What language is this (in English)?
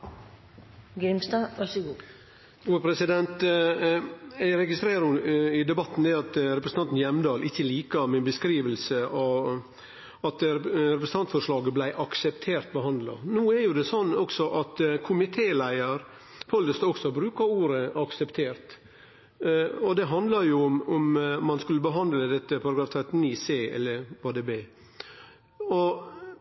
Norwegian Nynorsk